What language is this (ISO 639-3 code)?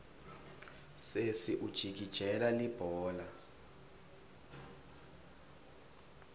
ssw